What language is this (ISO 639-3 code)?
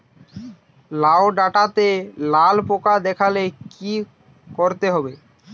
ben